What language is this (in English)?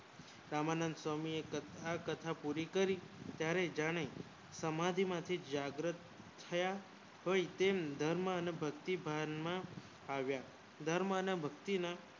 Gujarati